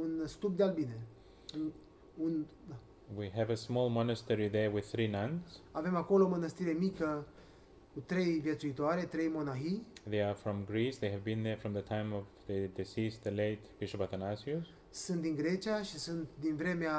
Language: Romanian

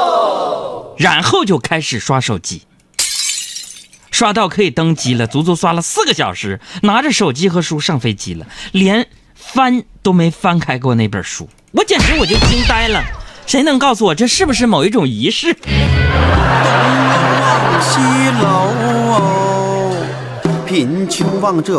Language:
Chinese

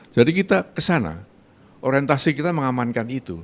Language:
Indonesian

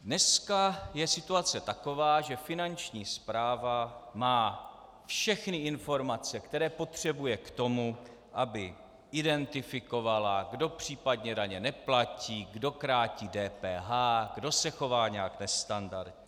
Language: Czech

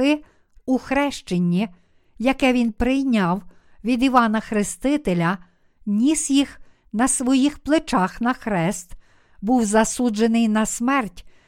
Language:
Ukrainian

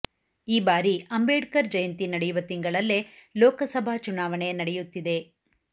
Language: Kannada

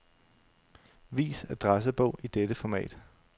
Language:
Danish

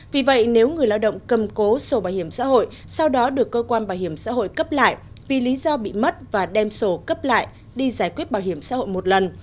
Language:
Vietnamese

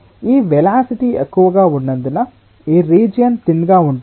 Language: Telugu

